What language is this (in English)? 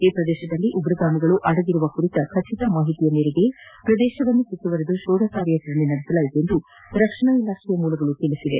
Kannada